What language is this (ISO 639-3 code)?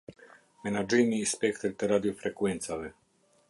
sqi